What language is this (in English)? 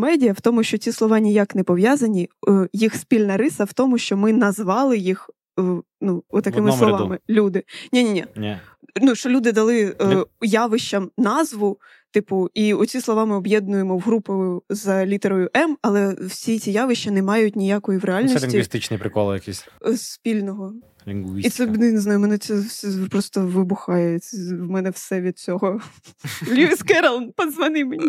Ukrainian